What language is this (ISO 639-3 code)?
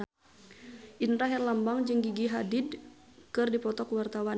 sun